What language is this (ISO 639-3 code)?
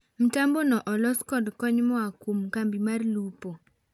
luo